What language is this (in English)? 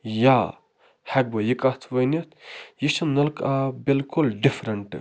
Kashmiri